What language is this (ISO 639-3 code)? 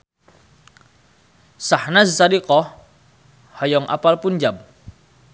sun